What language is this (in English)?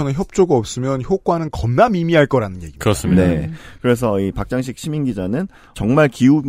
Korean